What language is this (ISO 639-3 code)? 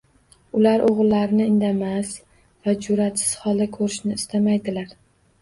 uzb